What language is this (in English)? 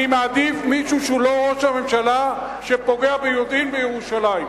Hebrew